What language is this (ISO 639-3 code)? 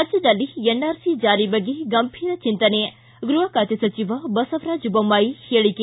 kan